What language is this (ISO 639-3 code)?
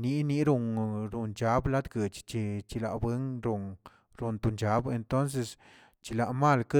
zts